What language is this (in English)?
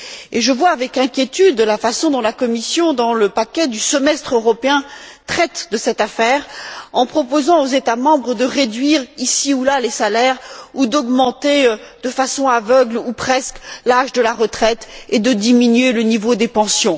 French